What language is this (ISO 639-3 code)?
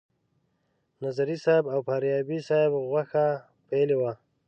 pus